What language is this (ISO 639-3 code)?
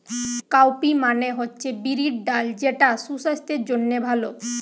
ben